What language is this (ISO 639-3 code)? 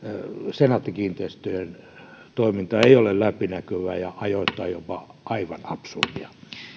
fin